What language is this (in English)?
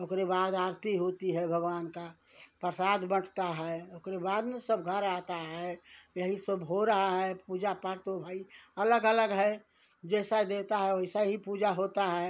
Hindi